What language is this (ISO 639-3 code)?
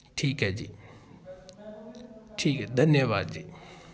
pan